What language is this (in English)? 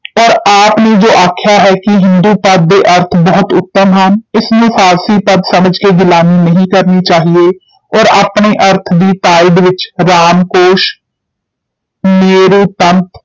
Punjabi